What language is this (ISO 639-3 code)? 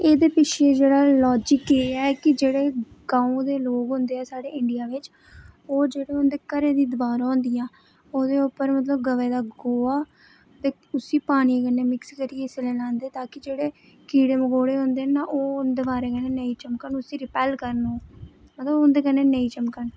doi